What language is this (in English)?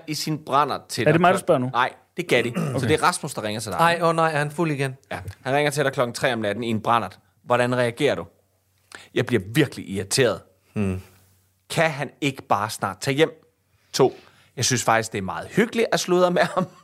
Danish